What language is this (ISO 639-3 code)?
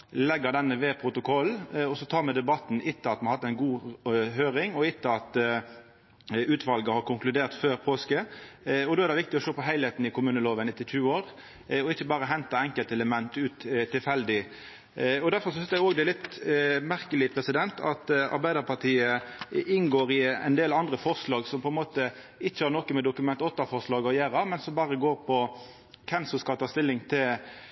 nno